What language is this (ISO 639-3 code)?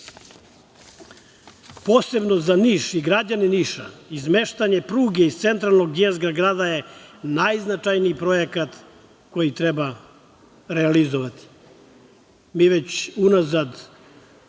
srp